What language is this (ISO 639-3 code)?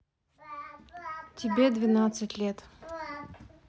rus